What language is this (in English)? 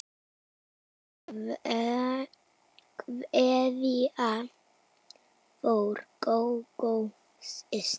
Icelandic